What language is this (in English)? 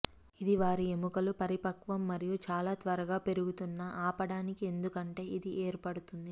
Telugu